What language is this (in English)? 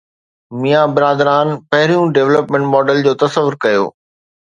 Sindhi